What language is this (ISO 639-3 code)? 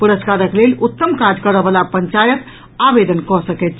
mai